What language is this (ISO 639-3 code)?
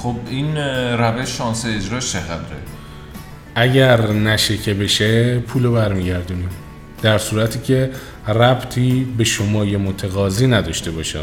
fas